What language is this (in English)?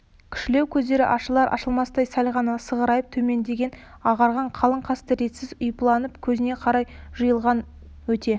Kazakh